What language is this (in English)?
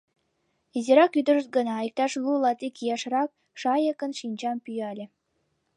Mari